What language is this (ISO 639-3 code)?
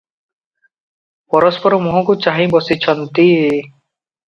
ori